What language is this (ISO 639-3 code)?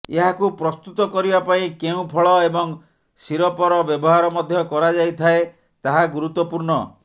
ori